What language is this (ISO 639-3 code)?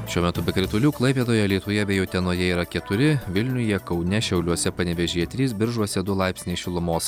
lit